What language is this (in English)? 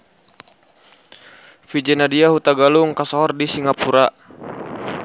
Sundanese